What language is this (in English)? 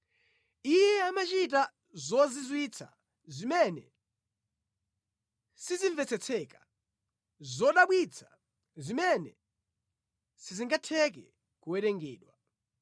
Nyanja